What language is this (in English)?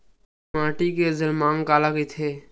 Chhattisgarhi